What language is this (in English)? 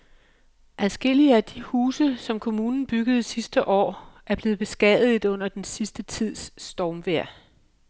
Danish